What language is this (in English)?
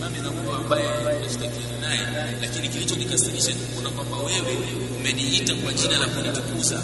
Swahili